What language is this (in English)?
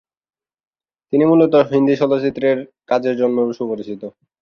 Bangla